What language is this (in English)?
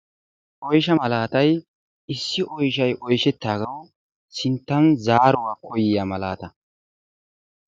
Wolaytta